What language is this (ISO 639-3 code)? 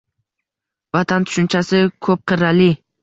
uzb